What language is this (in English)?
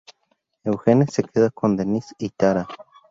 Spanish